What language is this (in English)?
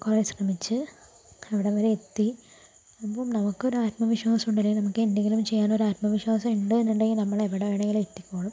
Malayalam